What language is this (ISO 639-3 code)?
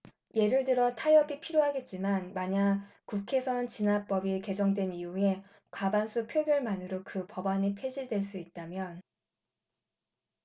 kor